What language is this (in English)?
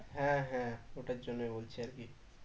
Bangla